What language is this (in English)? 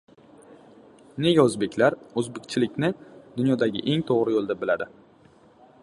Uzbek